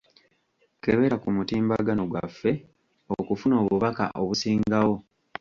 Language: Ganda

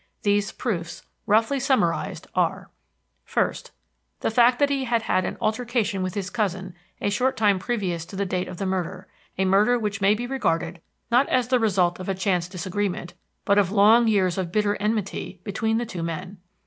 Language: English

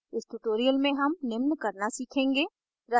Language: Hindi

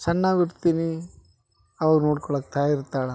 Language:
Kannada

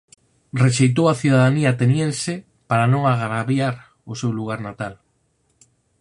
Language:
Galician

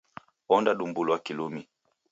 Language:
Taita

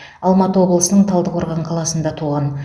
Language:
Kazakh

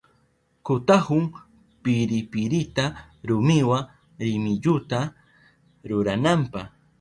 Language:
Southern Pastaza Quechua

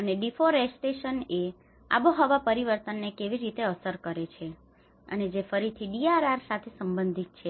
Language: Gujarati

